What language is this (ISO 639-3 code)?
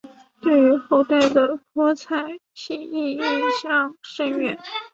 zho